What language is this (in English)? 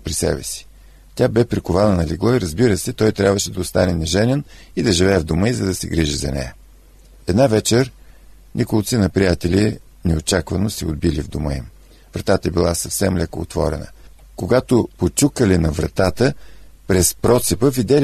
Bulgarian